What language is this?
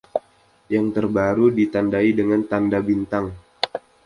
Indonesian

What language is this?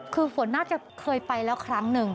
Thai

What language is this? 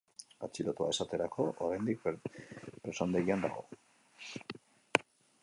Basque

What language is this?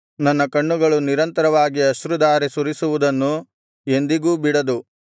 Kannada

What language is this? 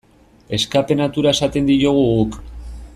Basque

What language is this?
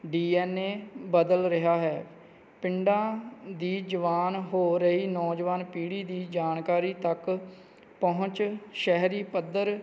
Punjabi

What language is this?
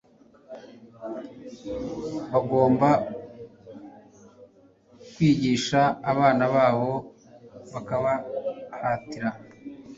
Kinyarwanda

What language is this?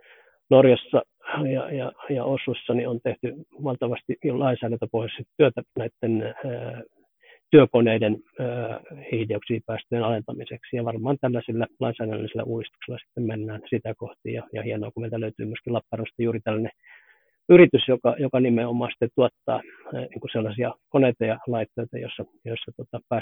Finnish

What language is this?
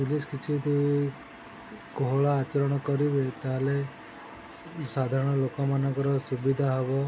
Odia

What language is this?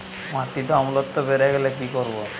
Bangla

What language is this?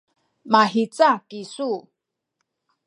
Sakizaya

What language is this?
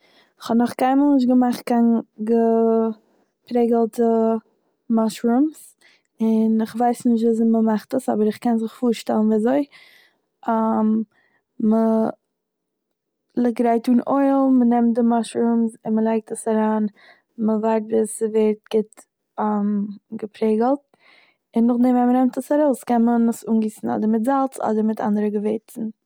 Yiddish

